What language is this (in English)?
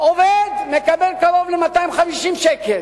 Hebrew